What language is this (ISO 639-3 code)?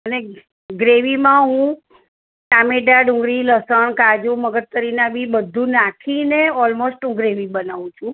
guj